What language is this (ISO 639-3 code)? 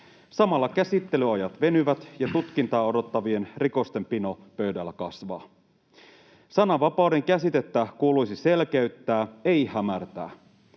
fin